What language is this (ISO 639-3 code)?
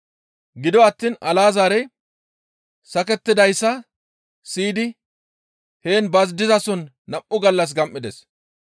gmv